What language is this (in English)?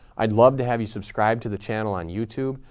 English